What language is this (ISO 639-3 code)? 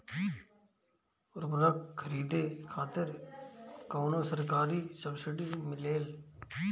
bho